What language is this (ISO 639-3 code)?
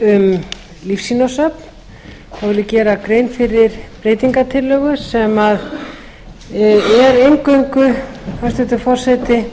isl